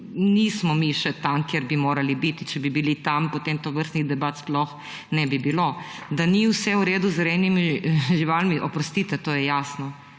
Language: Slovenian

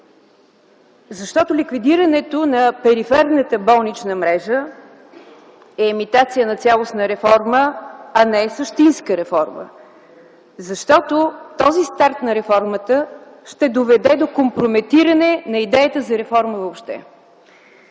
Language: Bulgarian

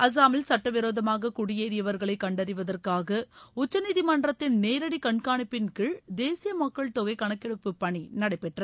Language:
Tamil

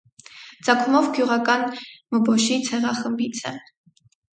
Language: Armenian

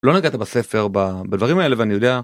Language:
Hebrew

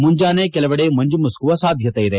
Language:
Kannada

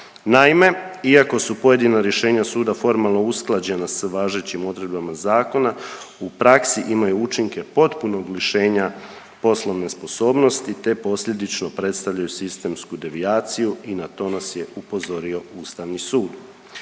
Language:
Croatian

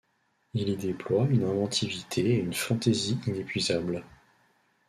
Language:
French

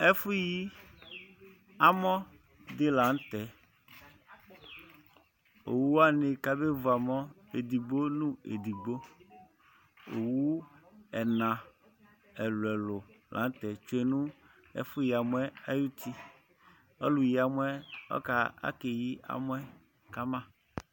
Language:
Ikposo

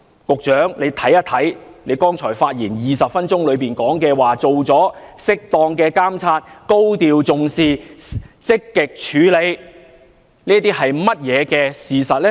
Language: Cantonese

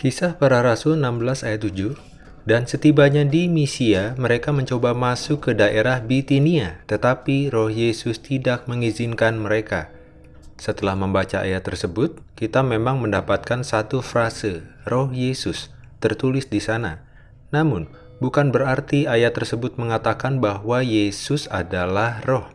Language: Indonesian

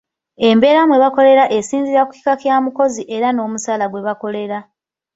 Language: Ganda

